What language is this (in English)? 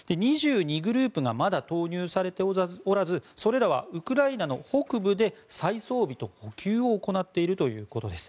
Japanese